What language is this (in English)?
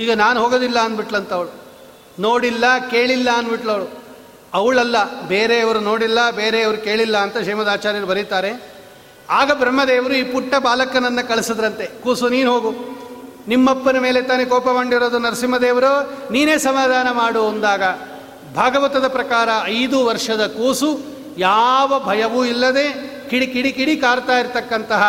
Kannada